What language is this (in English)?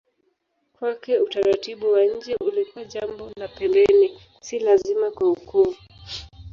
Swahili